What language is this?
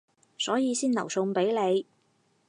Cantonese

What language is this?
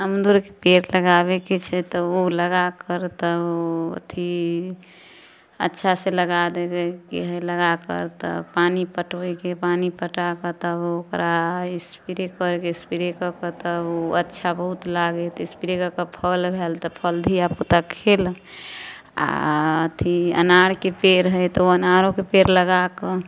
Maithili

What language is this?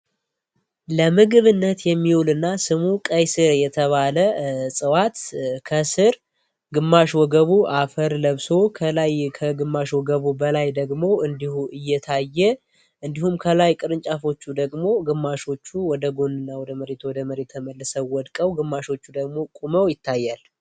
Amharic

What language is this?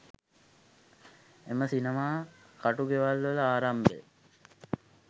Sinhala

